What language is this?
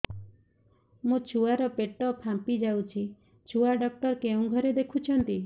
Odia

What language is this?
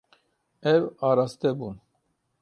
Kurdish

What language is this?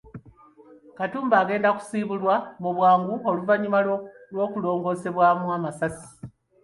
Ganda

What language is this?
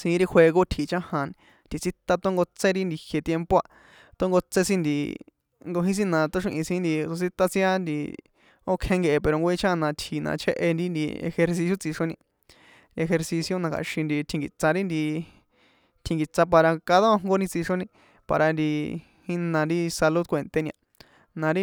San Juan Atzingo Popoloca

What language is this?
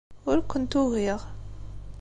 Kabyle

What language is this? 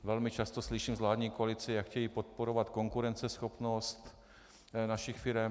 Czech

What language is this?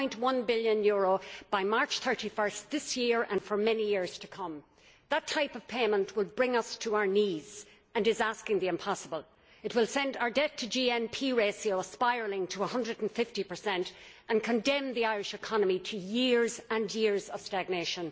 English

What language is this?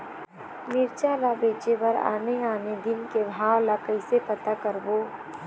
Chhattisgarhi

